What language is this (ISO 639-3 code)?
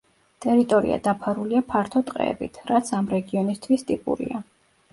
kat